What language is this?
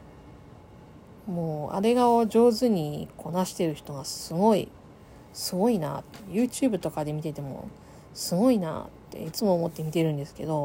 Japanese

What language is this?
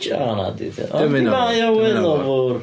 Welsh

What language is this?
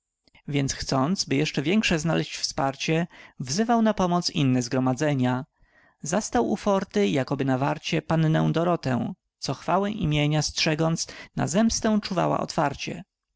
Polish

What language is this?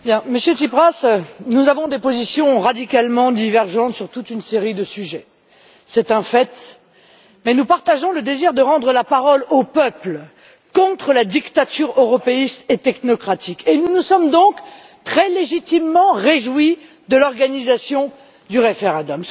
French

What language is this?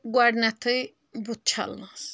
Kashmiri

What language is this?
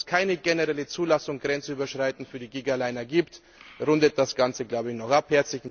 German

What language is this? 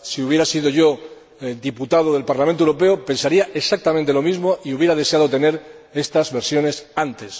Spanish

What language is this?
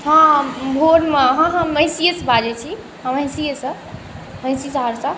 Maithili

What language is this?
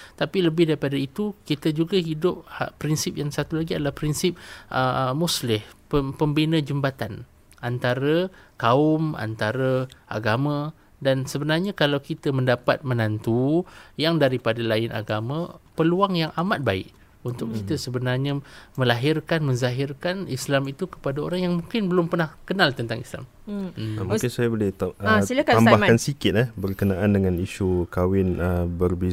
Malay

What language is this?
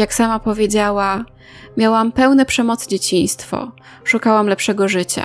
Polish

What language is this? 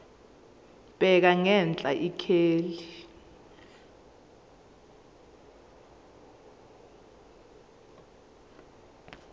Zulu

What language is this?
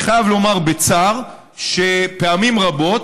Hebrew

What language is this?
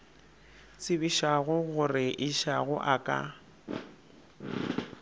Northern Sotho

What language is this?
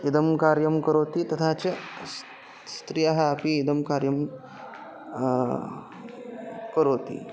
Sanskrit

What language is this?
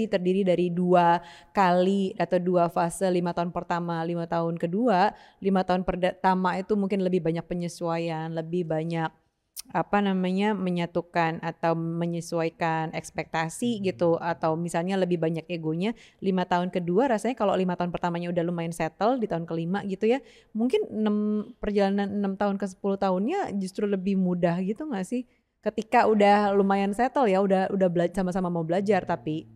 Indonesian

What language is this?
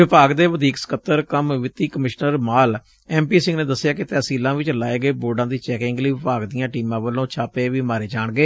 Punjabi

